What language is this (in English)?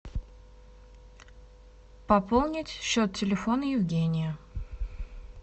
Russian